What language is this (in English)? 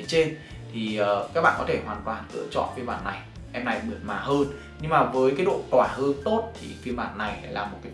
Vietnamese